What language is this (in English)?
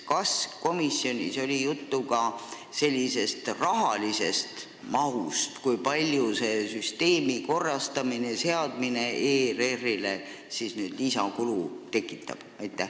Estonian